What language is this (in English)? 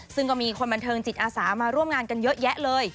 Thai